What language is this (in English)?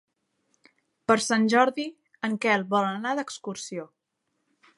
Catalan